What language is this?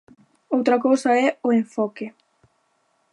Galician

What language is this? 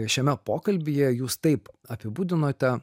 Lithuanian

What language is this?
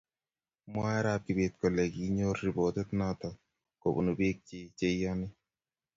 Kalenjin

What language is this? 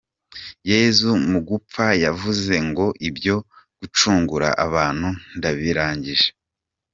Kinyarwanda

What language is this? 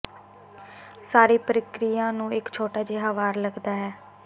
Punjabi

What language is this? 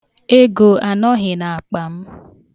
Igbo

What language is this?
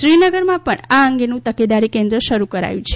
Gujarati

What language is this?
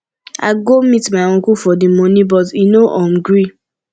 Nigerian Pidgin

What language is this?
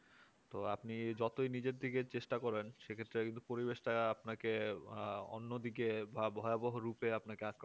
Bangla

